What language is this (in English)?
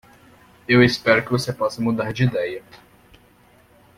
Portuguese